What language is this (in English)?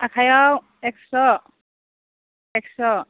Bodo